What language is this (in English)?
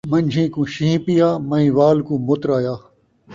Saraiki